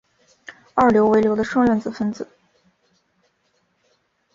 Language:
Chinese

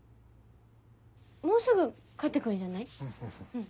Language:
Japanese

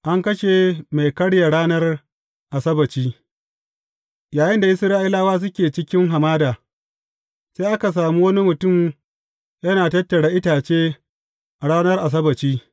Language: Hausa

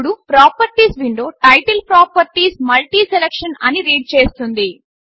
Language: Telugu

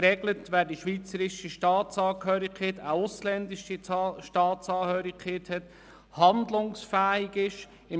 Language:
Swiss German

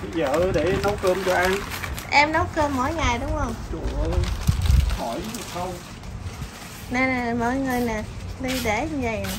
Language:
Vietnamese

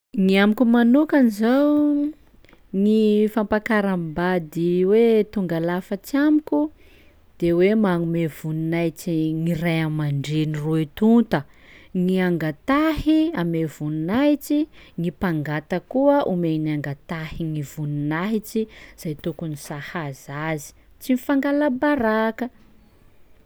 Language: Sakalava Malagasy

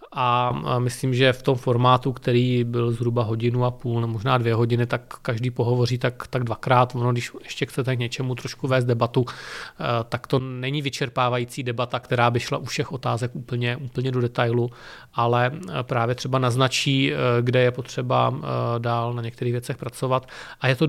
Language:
Czech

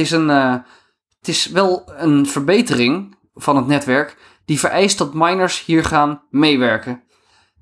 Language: Dutch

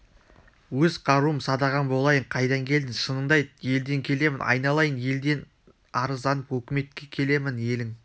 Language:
Kazakh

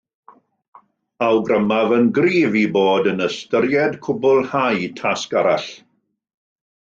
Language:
Welsh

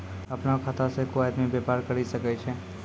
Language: Maithili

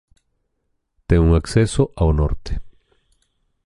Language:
Galician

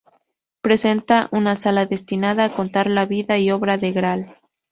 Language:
Spanish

